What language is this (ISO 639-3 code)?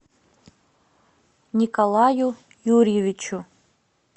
rus